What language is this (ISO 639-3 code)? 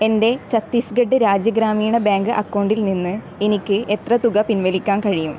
mal